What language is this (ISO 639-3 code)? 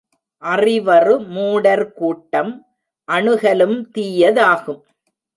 tam